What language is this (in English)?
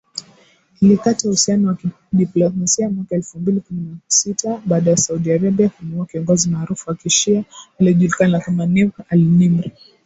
Swahili